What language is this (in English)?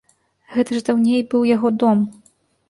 Belarusian